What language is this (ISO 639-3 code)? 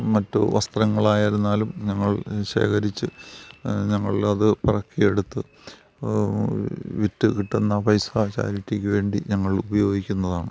mal